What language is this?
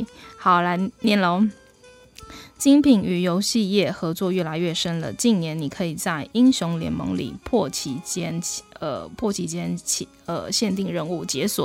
Chinese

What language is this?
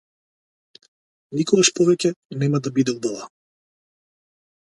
Macedonian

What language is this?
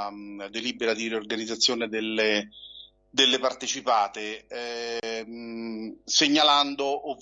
Italian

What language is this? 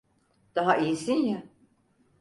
Turkish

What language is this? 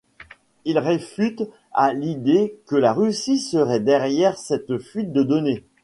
French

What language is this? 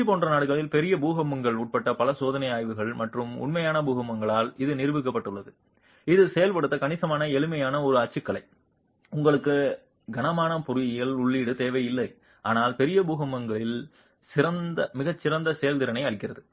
Tamil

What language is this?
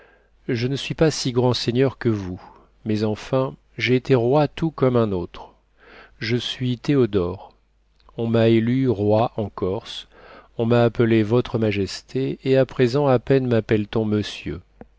French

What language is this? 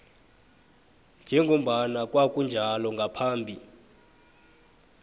South Ndebele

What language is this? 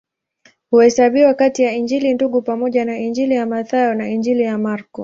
Swahili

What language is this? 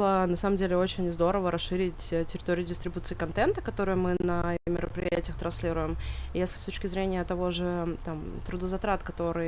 Russian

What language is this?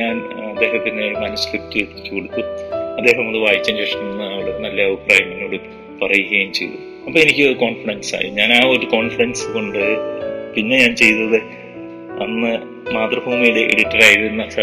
Malayalam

